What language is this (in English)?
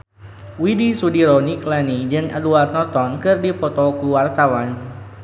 Sundanese